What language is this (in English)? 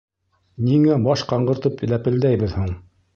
Bashkir